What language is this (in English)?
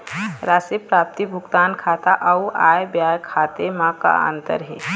Chhattisgarhi